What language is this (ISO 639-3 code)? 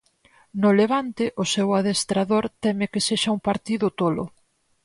glg